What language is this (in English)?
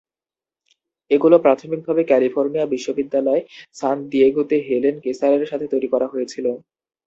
Bangla